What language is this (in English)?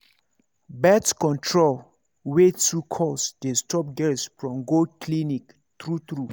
Nigerian Pidgin